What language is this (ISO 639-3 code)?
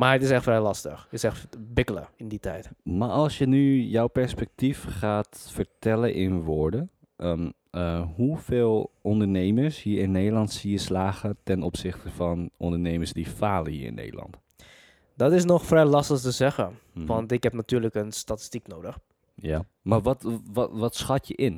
nld